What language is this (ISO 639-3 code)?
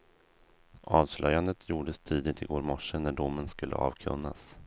swe